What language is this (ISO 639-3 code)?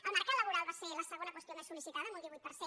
cat